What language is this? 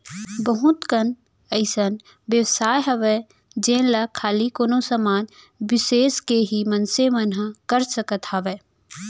Chhattisgarhi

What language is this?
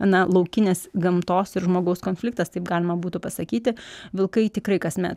Lithuanian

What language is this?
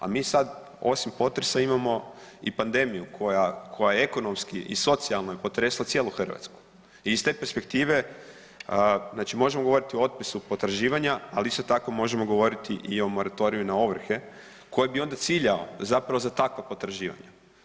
Croatian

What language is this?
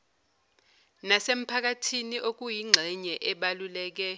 Zulu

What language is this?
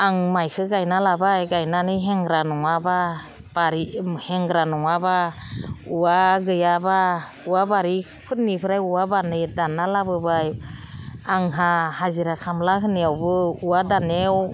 Bodo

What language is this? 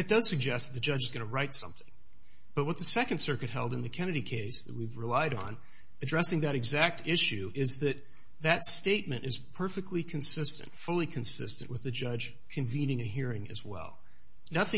English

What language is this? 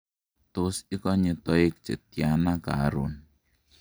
Kalenjin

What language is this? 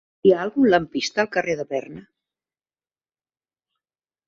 Catalan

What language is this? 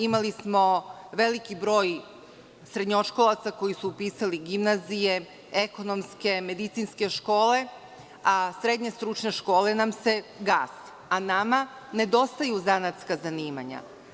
Serbian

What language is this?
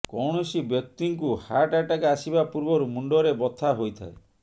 Odia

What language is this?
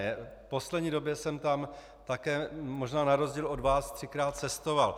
Czech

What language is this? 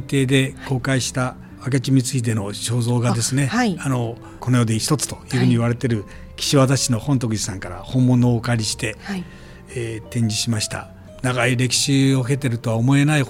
Japanese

